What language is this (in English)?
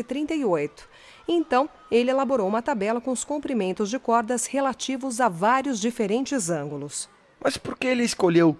Portuguese